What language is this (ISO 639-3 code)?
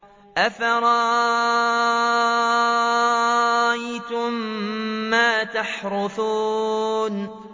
ara